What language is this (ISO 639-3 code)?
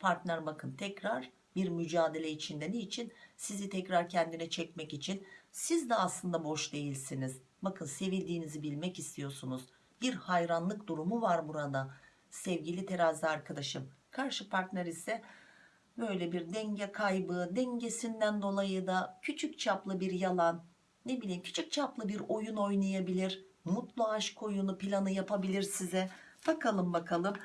tur